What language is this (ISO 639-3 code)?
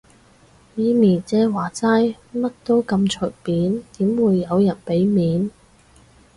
yue